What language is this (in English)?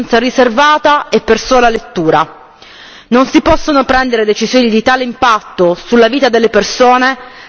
Italian